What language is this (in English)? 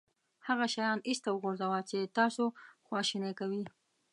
Pashto